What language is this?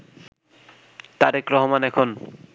Bangla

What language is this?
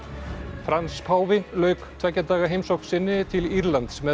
Icelandic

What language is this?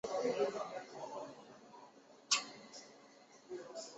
Chinese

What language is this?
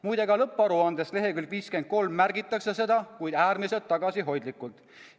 Estonian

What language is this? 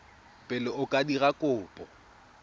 Tswana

